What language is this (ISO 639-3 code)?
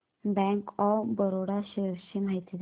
mar